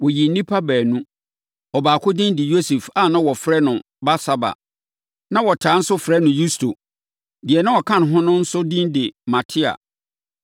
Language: Akan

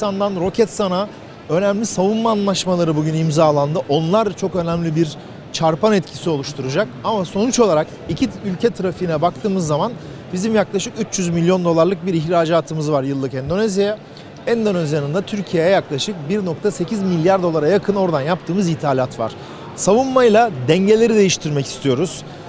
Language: Turkish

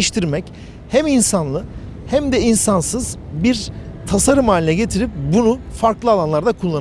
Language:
Turkish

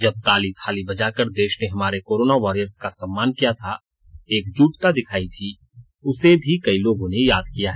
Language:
Hindi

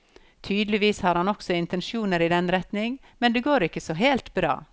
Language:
Norwegian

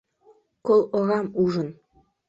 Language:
Mari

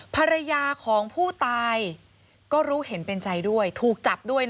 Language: Thai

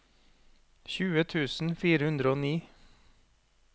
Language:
Norwegian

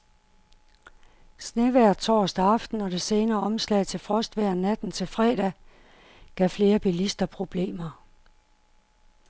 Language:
Danish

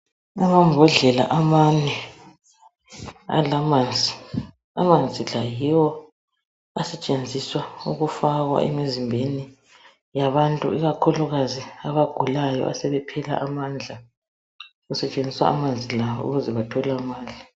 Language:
North Ndebele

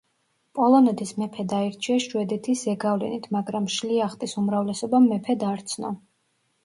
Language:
Georgian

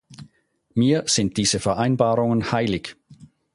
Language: German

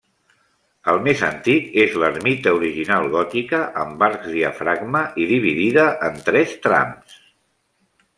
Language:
Catalan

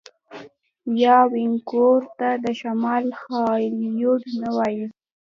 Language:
Pashto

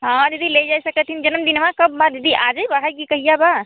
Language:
Hindi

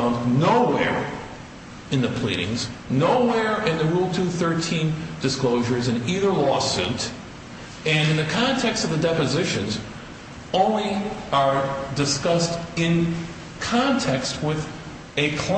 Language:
English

